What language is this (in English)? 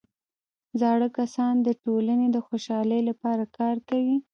Pashto